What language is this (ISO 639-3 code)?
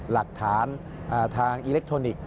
tha